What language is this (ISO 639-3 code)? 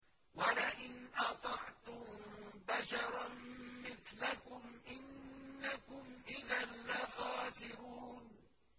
ara